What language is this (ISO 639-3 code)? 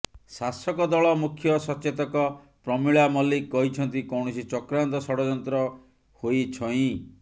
ori